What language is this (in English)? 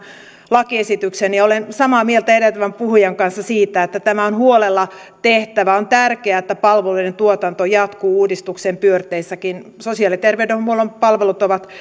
Finnish